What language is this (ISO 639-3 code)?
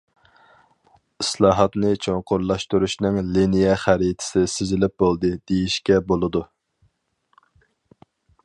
uig